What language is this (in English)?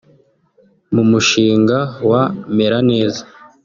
Kinyarwanda